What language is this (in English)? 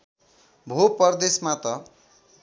Nepali